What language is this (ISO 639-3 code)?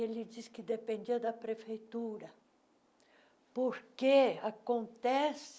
por